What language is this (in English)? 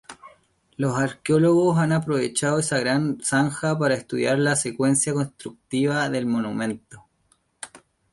Spanish